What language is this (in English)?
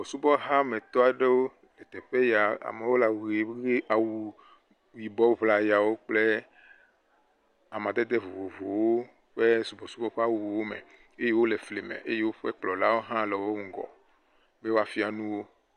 Ewe